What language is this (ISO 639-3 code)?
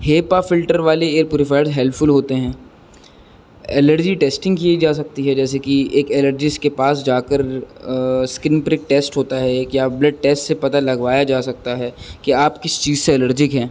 urd